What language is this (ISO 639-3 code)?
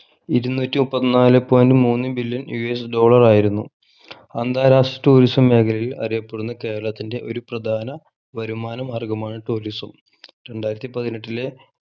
mal